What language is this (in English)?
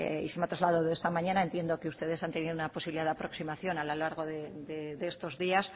Spanish